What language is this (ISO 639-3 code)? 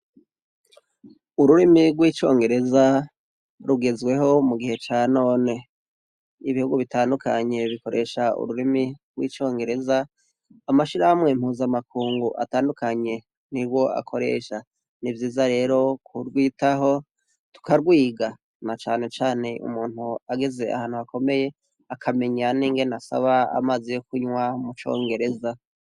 run